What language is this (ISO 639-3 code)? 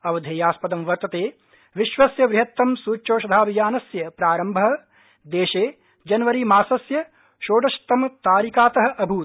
san